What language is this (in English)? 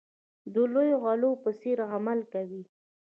Pashto